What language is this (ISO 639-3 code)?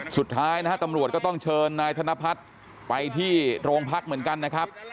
tha